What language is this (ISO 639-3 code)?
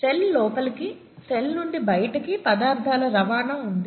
tel